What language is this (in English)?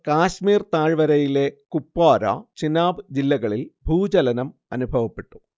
Malayalam